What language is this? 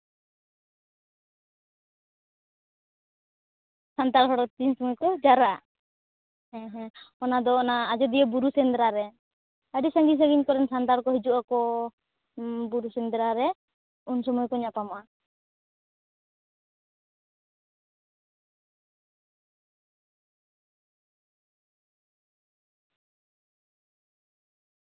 Santali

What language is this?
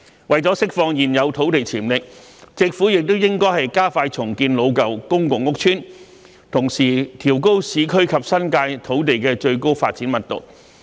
Cantonese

